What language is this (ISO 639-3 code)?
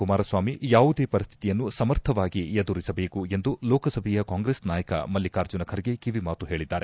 kan